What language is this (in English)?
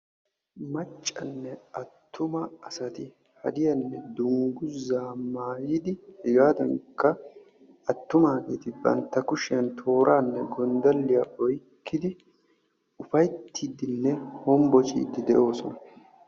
Wolaytta